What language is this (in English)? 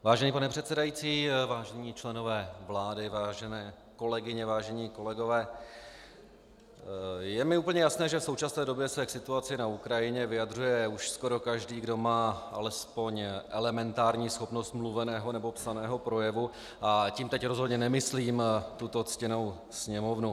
Czech